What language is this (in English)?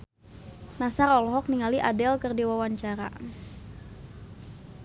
Sundanese